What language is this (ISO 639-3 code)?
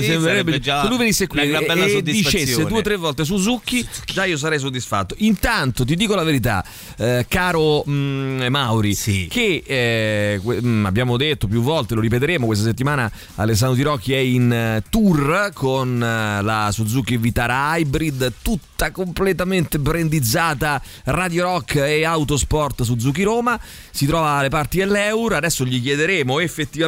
ita